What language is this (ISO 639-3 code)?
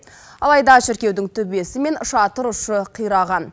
kaz